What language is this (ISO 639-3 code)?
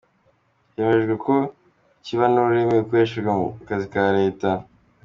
kin